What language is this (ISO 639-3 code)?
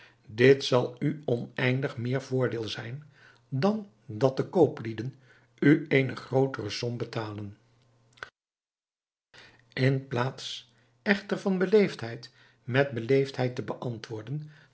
nld